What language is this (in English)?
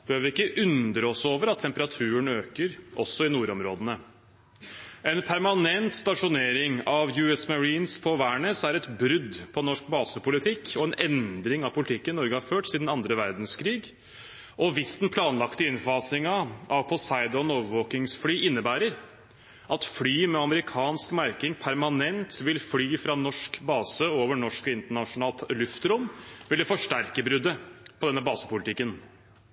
Norwegian Bokmål